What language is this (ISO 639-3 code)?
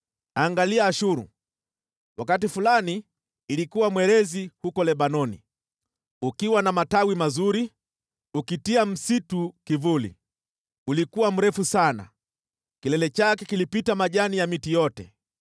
swa